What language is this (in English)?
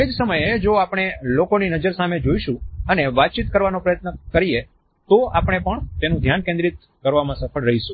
Gujarati